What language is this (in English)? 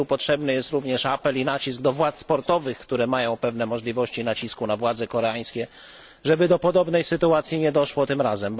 Polish